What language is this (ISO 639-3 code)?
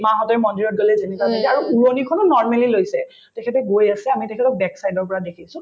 asm